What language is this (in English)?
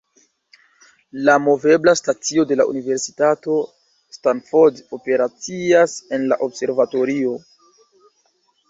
Esperanto